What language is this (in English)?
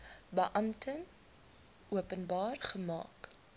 Afrikaans